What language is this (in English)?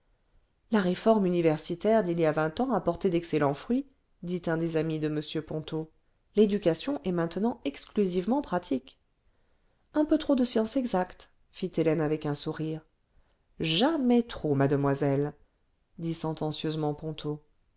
French